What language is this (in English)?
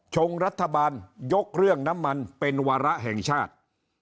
Thai